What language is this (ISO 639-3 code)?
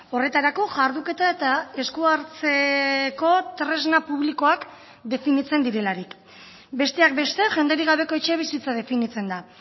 eus